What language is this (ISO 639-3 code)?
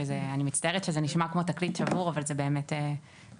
heb